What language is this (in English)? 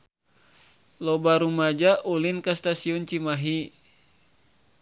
Sundanese